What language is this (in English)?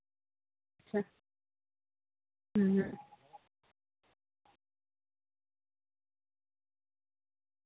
Santali